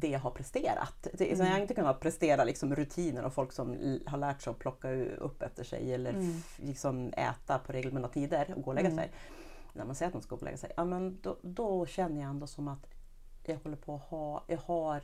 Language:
Swedish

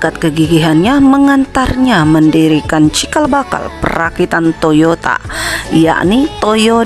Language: Indonesian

